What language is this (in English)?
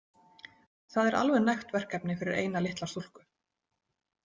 Icelandic